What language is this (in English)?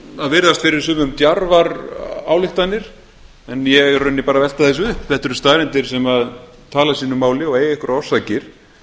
Icelandic